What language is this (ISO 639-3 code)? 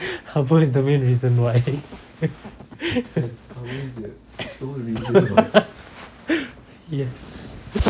eng